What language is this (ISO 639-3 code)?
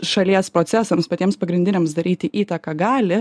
lit